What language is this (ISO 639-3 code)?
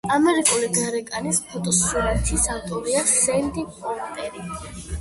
kat